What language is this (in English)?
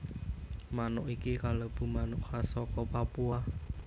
Javanese